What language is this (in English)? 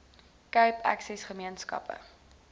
Afrikaans